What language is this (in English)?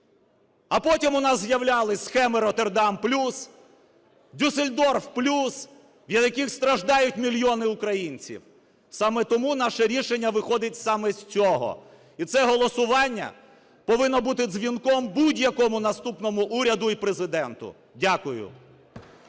Ukrainian